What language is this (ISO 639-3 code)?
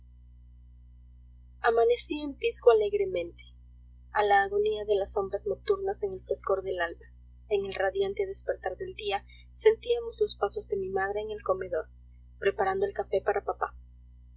spa